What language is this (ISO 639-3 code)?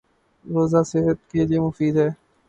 urd